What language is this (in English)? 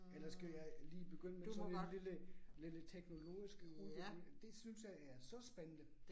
Danish